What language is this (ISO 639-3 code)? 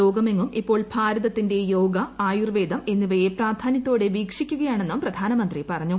mal